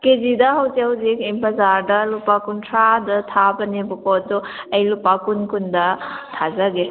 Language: Manipuri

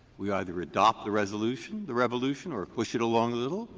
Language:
English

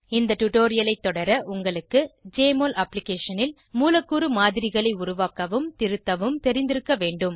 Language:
Tamil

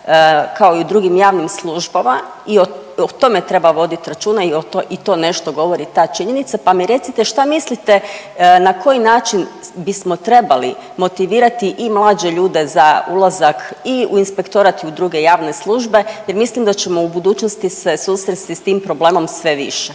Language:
Croatian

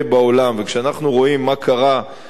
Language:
Hebrew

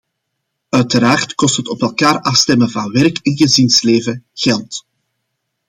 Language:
Dutch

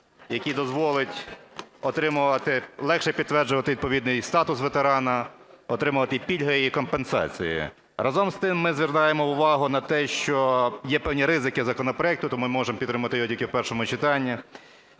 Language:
Ukrainian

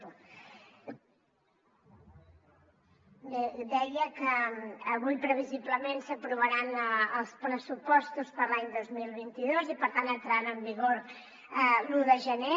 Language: Catalan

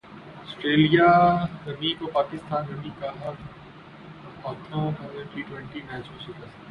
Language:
Urdu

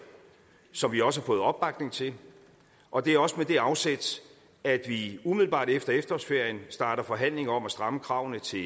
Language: Danish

